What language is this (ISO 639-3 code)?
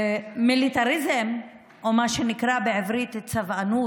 heb